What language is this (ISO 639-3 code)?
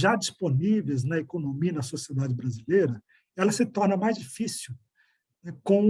por